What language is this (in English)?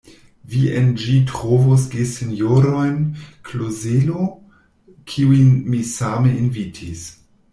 Esperanto